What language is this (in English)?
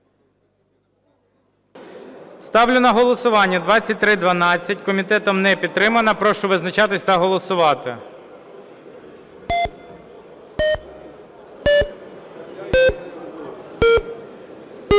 Ukrainian